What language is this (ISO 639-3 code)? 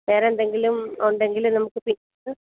mal